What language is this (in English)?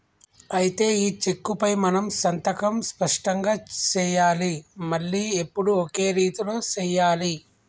Telugu